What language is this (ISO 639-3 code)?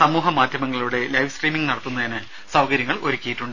mal